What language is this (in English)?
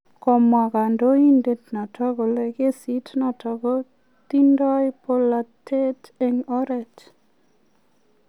Kalenjin